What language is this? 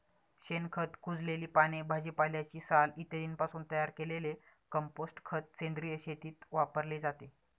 Marathi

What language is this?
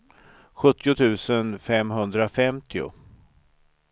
Swedish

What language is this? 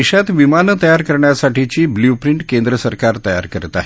Marathi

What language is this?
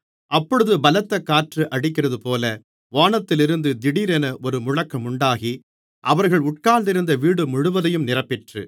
Tamil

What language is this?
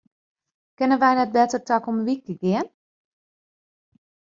Western Frisian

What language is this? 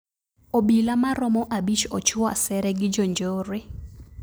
Luo (Kenya and Tanzania)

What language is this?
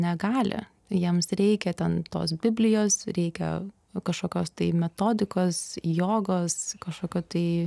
Lithuanian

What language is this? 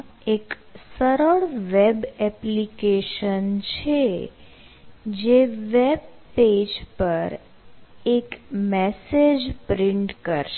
Gujarati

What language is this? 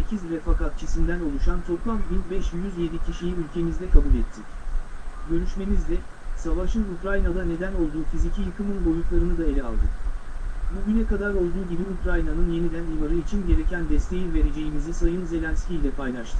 Turkish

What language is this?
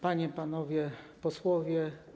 Polish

